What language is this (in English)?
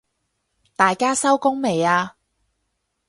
Cantonese